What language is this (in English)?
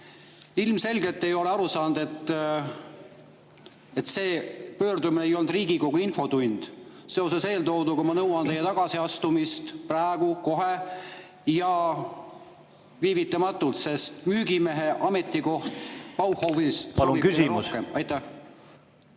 Estonian